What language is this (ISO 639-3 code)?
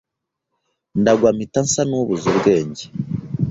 kin